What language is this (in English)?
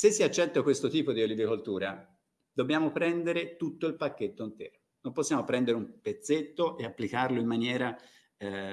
Italian